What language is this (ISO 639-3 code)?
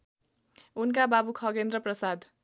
nep